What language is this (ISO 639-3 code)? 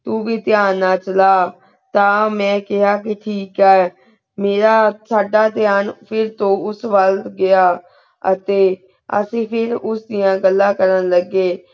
pan